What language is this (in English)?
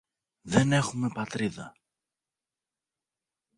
Greek